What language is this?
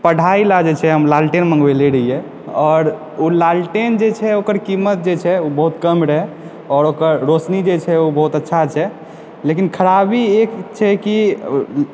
Maithili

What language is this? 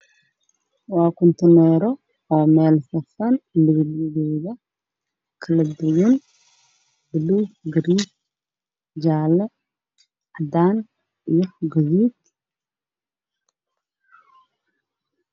Somali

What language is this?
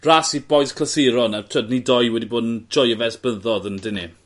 Welsh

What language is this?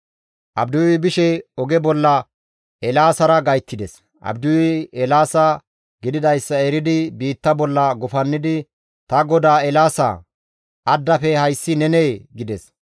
Gamo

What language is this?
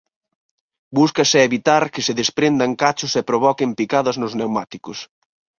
Galician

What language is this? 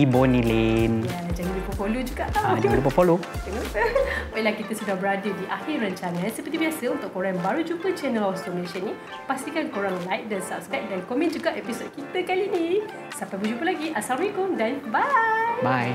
Malay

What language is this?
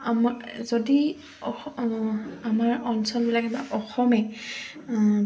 Assamese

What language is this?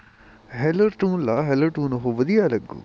Punjabi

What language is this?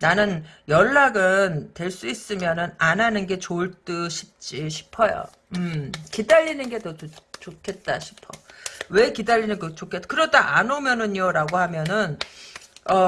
Korean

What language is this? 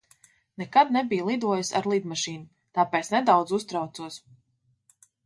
Latvian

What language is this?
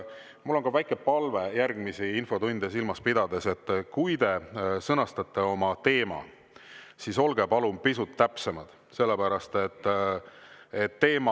Estonian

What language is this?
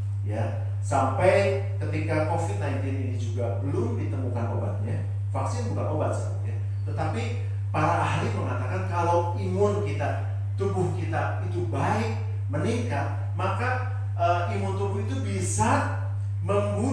Indonesian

